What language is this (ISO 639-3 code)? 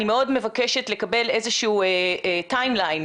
heb